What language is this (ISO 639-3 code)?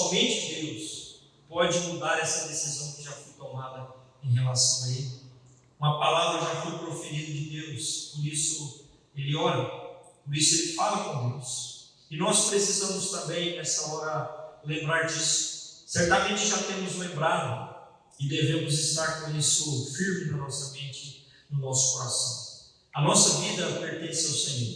por